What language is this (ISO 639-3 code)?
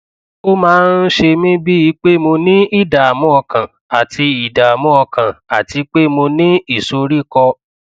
yor